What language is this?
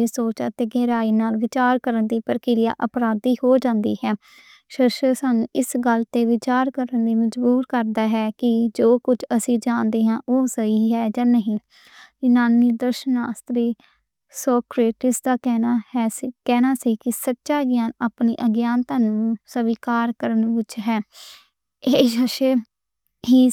Western Panjabi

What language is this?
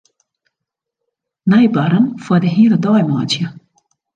Western Frisian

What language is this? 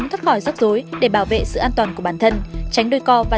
Vietnamese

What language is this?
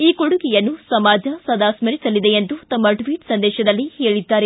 Kannada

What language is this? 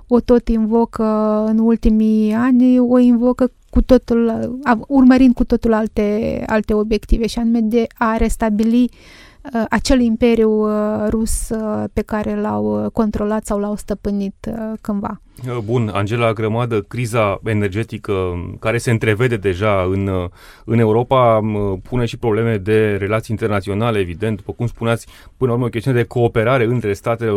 Romanian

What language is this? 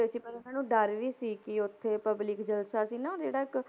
Punjabi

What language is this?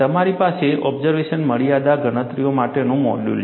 Gujarati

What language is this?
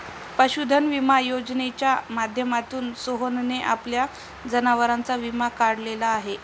Marathi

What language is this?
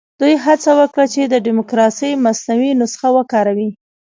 Pashto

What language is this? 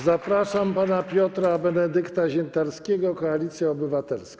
Polish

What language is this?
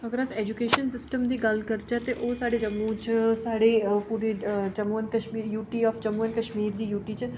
Dogri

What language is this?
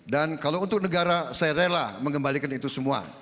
Indonesian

